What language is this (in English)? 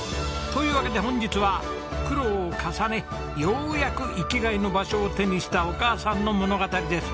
Japanese